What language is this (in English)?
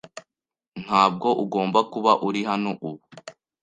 Kinyarwanda